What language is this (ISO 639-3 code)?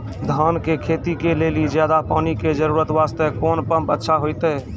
mai